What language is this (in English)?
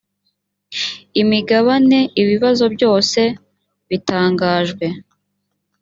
Kinyarwanda